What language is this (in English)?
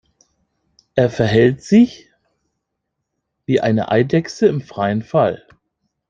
German